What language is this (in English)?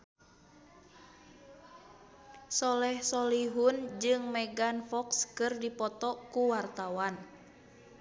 Sundanese